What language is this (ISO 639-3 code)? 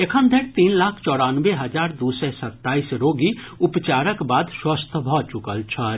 mai